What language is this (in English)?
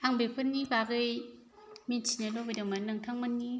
Bodo